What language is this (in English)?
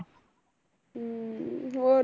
Punjabi